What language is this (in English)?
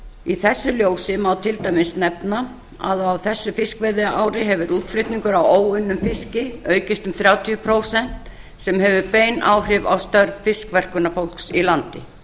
Icelandic